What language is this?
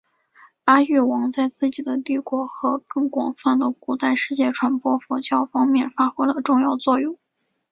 Chinese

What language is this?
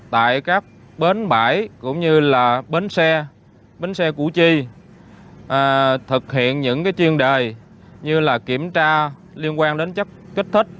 Vietnamese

